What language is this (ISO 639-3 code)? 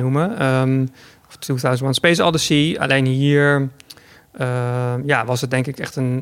nld